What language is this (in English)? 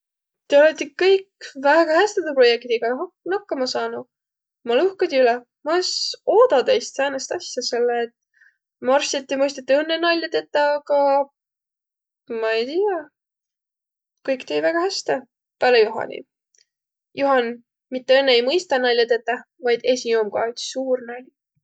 Võro